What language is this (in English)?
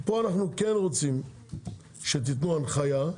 Hebrew